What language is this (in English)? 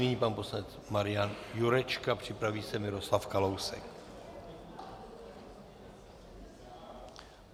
Czech